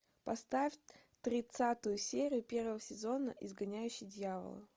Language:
Russian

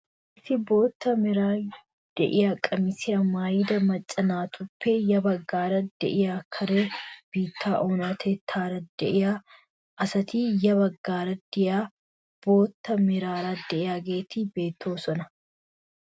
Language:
Wolaytta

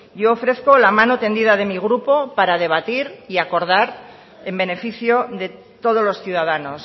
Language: Spanish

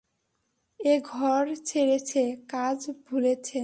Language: Bangla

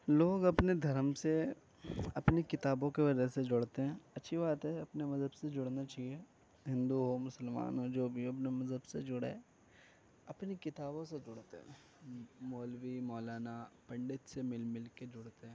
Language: Urdu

